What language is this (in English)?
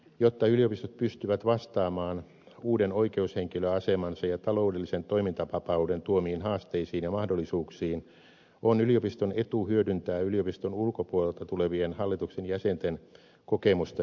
Finnish